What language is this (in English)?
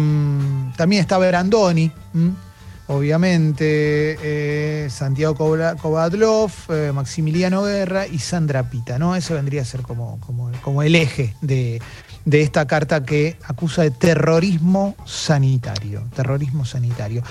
Spanish